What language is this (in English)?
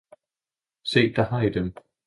Danish